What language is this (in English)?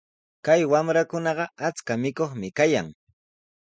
Sihuas Ancash Quechua